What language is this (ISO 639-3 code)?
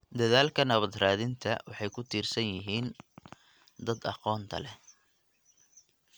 som